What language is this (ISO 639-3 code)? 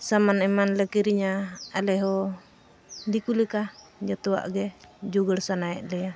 sat